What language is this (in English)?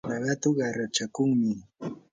Yanahuanca Pasco Quechua